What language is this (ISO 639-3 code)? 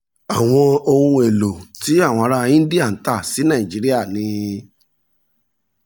yor